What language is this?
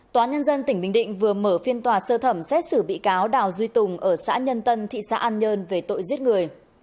Vietnamese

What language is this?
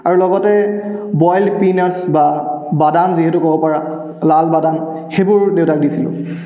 Assamese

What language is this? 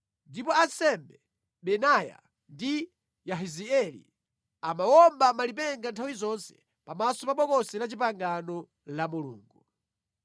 Nyanja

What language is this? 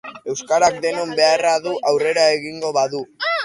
Basque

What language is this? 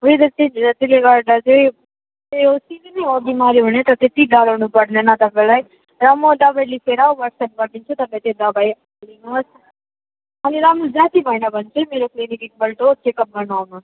Nepali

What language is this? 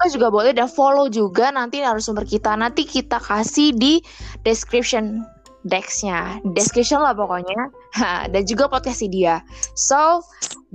Indonesian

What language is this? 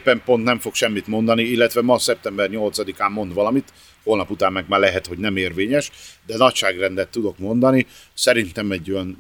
Hungarian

